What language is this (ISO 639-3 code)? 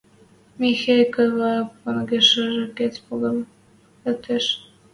mrj